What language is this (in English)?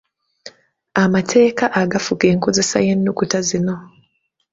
Ganda